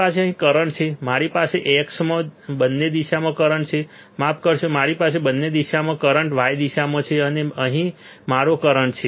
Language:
Gujarati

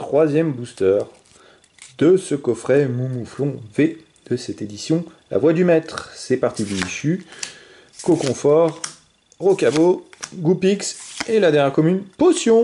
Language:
French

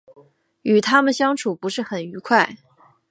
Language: Chinese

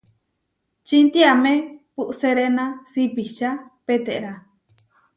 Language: Huarijio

